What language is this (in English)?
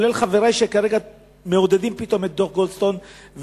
Hebrew